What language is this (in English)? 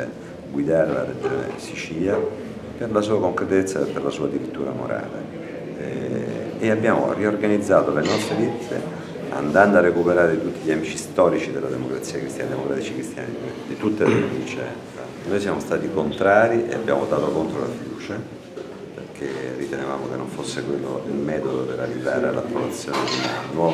Italian